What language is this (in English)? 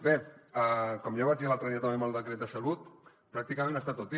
Catalan